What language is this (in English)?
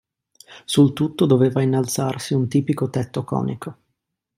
Italian